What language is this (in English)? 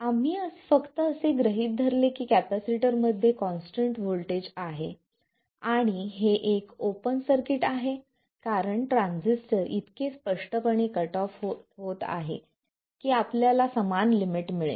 Marathi